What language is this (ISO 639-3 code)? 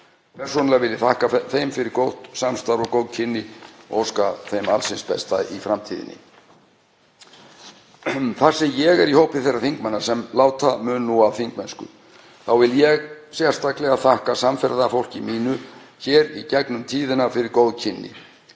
isl